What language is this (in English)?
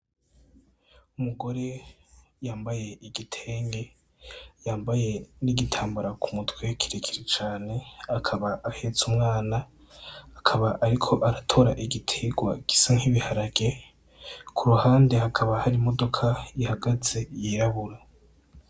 Rundi